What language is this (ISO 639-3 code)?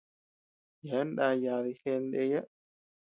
cux